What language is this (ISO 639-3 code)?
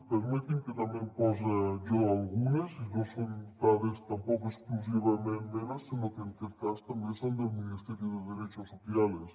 cat